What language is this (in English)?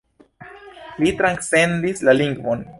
Esperanto